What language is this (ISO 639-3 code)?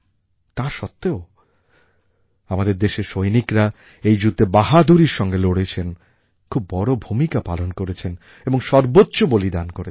ben